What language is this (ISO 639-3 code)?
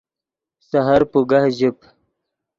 ydg